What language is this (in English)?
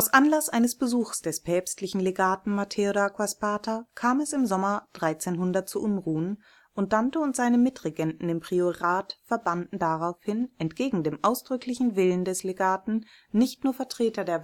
German